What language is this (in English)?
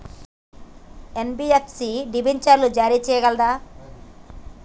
Telugu